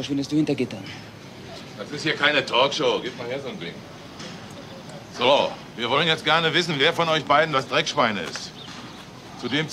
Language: German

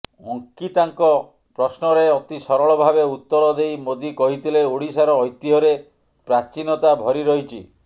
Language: Odia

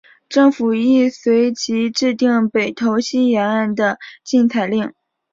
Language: Chinese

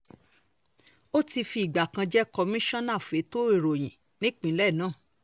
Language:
Yoruba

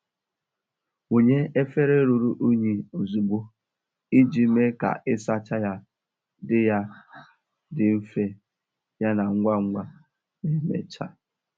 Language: Igbo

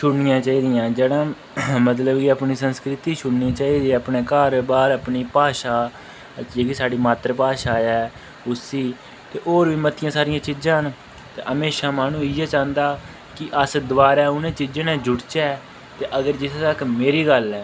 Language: Dogri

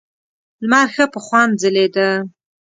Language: Pashto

